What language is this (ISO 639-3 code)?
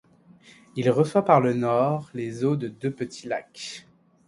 fra